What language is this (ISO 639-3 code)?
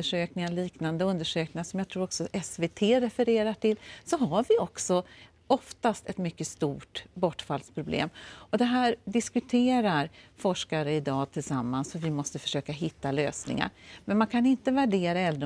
swe